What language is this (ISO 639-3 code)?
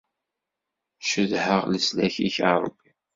kab